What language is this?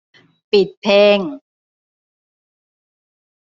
Thai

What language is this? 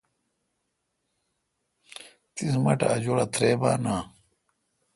Kalkoti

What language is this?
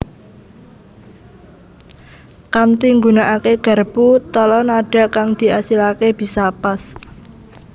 Javanese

